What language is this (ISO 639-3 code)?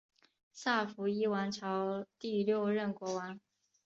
zho